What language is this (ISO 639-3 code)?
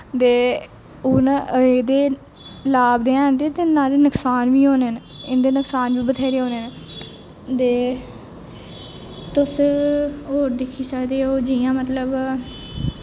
doi